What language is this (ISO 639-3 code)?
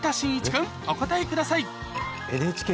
jpn